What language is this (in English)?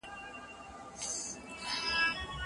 Pashto